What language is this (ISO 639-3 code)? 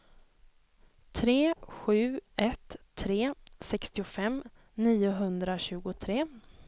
swe